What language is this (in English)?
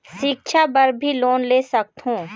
Chhattisgarhi